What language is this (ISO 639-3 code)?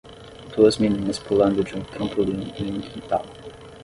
por